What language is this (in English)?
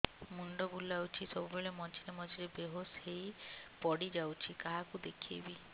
Odia